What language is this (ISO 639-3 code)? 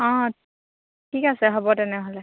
asm